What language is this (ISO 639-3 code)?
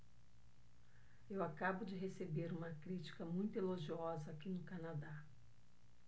por